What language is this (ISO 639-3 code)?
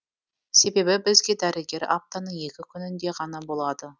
kaz